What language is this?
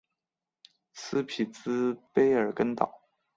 Chinese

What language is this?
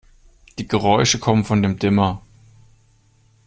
German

